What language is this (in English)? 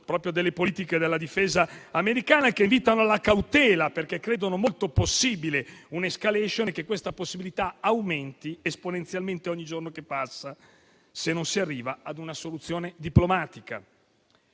Italian